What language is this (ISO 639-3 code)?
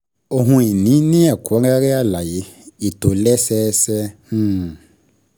yor